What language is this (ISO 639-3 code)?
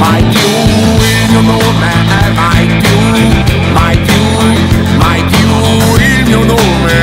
ita